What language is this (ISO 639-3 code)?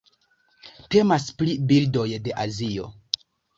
epo